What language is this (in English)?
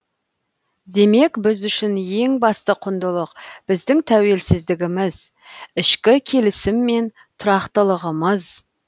Kazakh